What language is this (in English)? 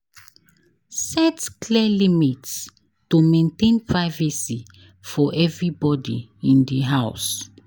Nigerian Pidgin